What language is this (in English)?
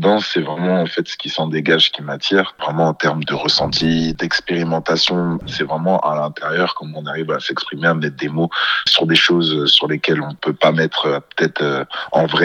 French